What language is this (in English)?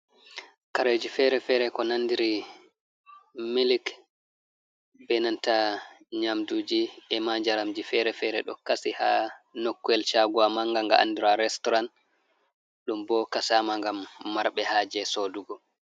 Fula